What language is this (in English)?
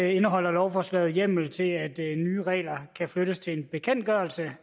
Danish